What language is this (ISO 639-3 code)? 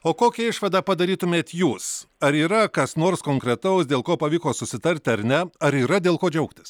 lit